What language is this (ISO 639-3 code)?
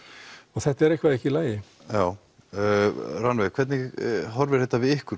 isl